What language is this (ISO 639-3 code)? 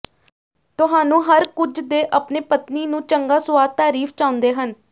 pan